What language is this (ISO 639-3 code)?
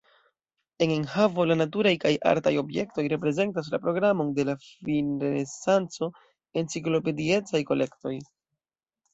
epo